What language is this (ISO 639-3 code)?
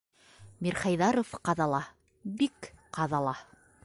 bak